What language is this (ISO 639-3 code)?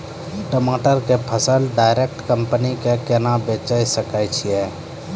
mai